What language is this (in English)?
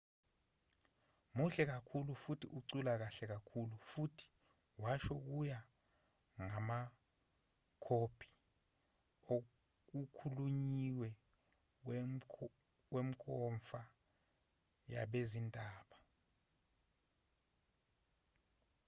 Zulu